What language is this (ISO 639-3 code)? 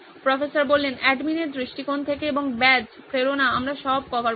ben